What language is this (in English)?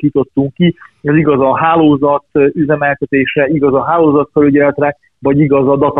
Hungarian